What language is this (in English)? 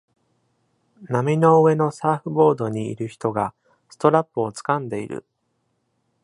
Japanese